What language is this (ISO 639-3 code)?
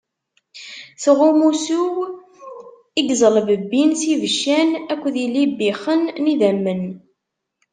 kab